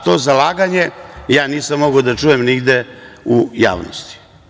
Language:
Serbian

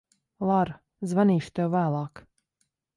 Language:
Latvian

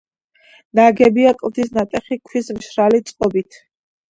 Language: Georgian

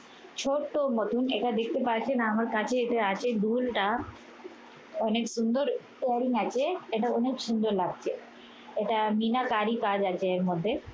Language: Bangla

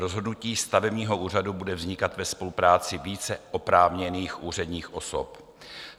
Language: Czech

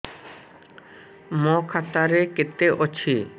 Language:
Odia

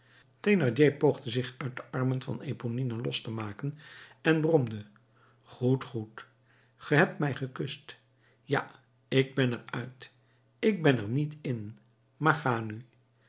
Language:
Dutch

